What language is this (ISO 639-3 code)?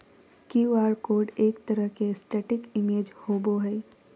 mag